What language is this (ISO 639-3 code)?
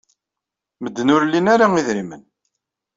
kab